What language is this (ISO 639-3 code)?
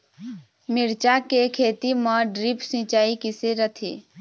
hne